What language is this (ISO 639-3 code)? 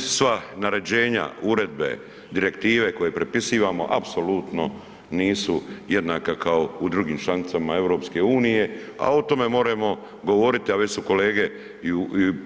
hrv